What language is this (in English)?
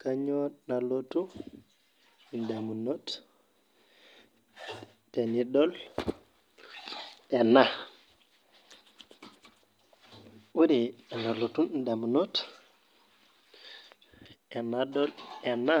Masai